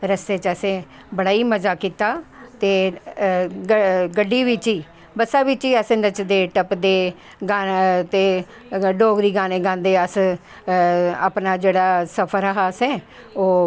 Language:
Dogri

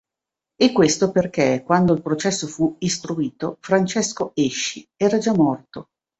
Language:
Italian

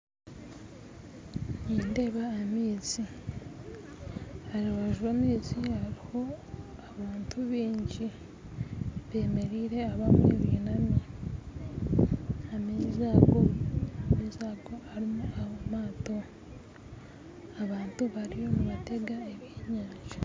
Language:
Nyankole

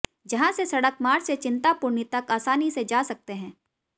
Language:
Hindi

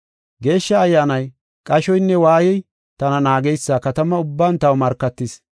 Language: Gofa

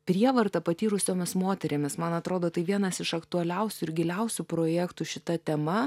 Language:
Lithuanian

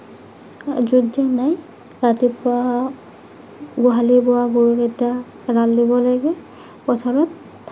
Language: Assamese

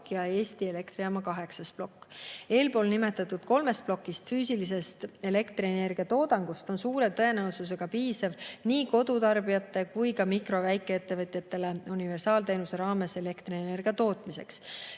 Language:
Estonian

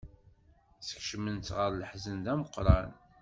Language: Kabyle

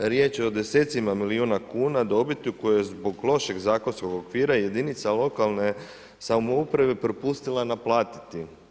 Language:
Croatian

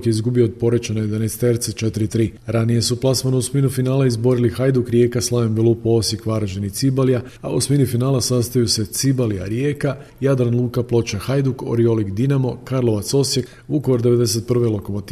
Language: Croatian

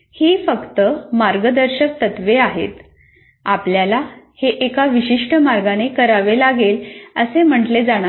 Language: Marathi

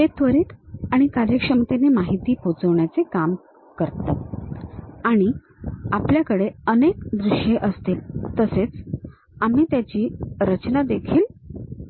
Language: Marathi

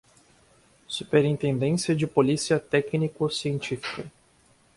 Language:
Portuguese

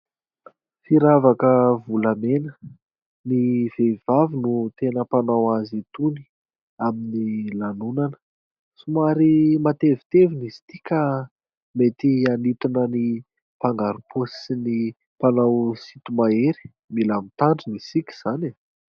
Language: Malagasy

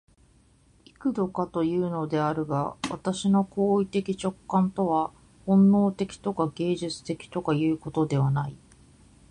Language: Japanese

